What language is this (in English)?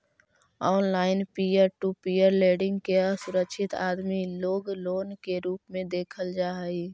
Magahi